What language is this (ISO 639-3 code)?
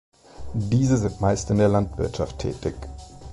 deu